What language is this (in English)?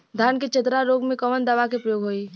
Bhojpuri